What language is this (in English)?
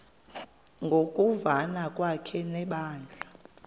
Xhosa